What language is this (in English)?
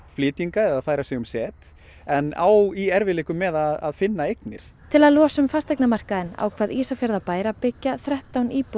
Icelandic